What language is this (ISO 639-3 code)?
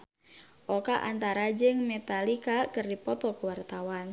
sun